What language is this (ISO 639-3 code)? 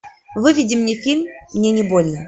rus